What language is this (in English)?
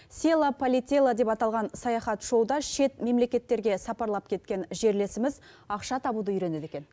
Kazakh